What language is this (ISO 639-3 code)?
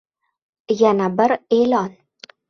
uzb